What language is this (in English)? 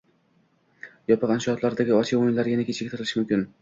Uzbek